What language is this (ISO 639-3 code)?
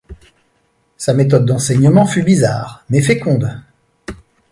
fra